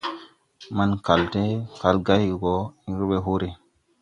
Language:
Tupuri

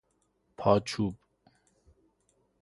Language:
Persian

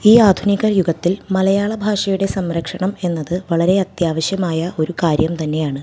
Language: Malayalam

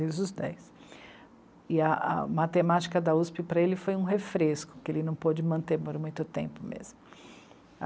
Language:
Portuguese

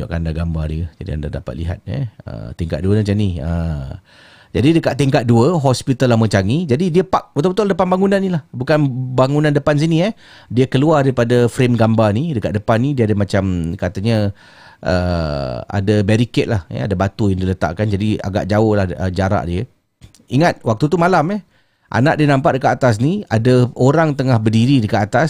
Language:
Malay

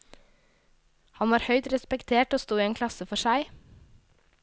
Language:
Norwegian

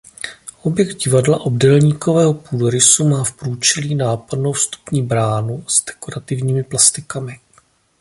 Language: Czech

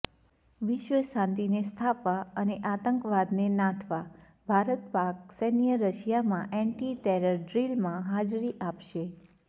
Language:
Gujarati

